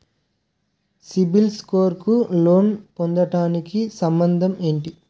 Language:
Telugu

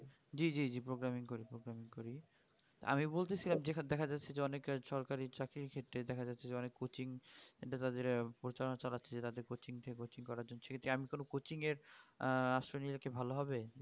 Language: Bangla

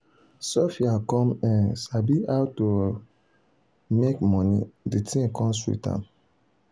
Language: Nigerian Pidgin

